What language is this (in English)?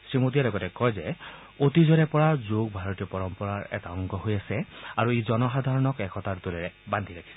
Assamese